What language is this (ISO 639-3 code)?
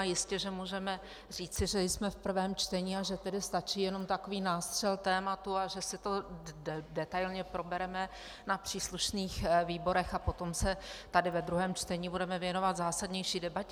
ces